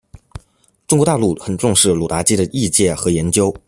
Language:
Chinese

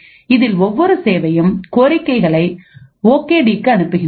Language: Tamil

